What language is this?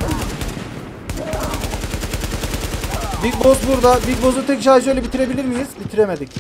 Turkish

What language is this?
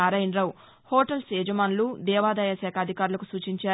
Telugu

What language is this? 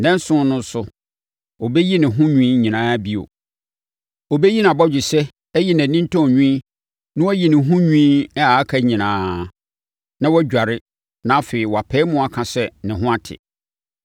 Akan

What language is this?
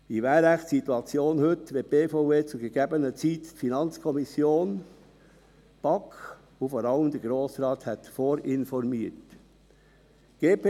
Swiss German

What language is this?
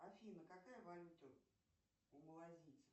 Russian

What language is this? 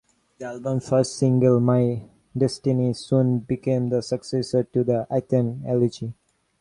English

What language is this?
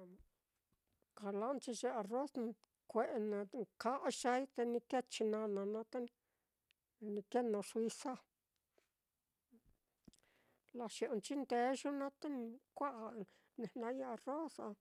Mitlatongo Mixtec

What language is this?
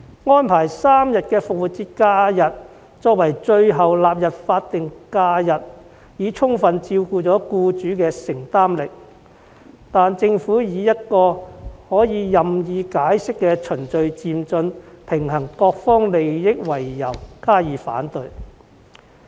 Cantonese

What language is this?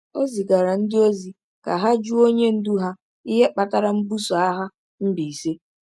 Igbo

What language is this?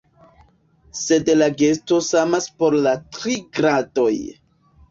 Esperanto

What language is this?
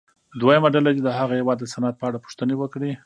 Pashto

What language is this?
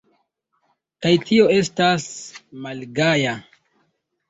Esperanto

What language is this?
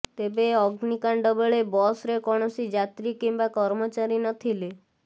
Odia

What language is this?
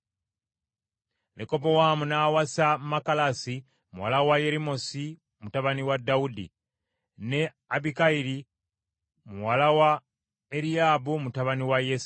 Ganda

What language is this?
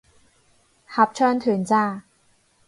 Cantonese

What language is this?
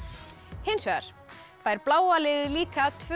Icelandic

